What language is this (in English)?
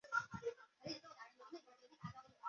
Chinese